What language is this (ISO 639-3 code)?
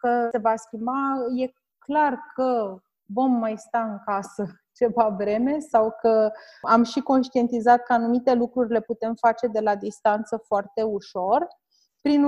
ron